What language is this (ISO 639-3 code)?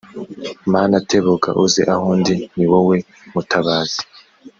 kin